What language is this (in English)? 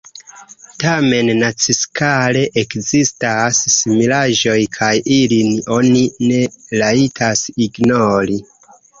Esperanto